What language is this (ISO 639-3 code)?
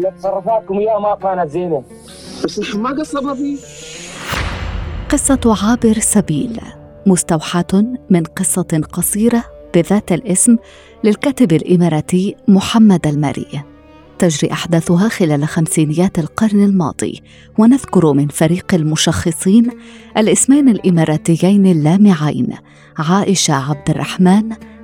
ara